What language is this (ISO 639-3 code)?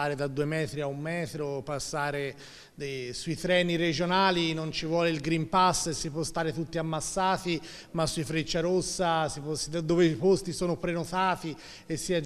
ita